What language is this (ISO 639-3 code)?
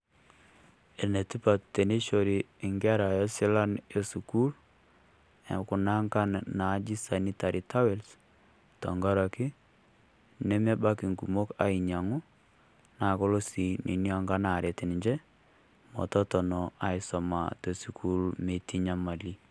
mas